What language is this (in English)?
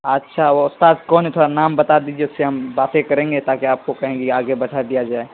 Urdu